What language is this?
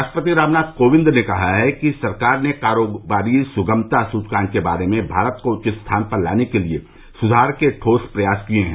Hindi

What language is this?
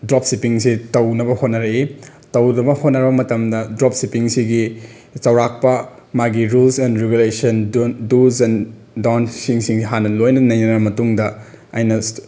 Manipuri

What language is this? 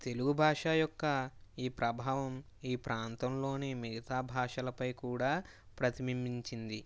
Telugu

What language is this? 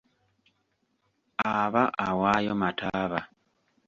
Ganda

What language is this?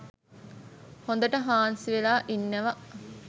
Sinhala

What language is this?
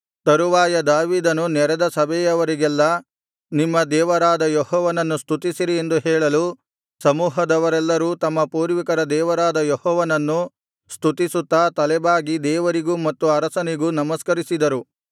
Kannada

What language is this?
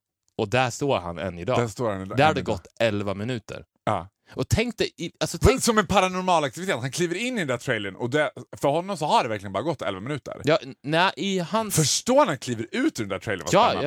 Swedish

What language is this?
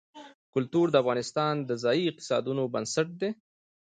Pashto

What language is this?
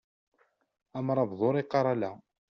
Kabyle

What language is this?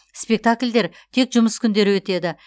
Kazakh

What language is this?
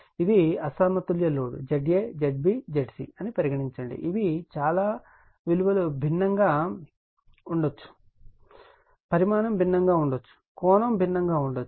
Telugu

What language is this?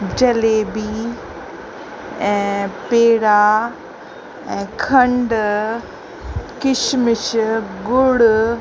Sindhi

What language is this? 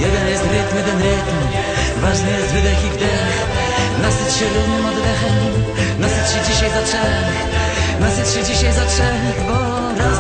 Polish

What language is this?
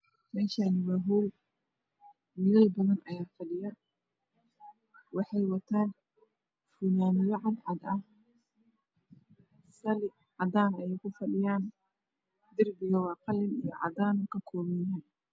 Somali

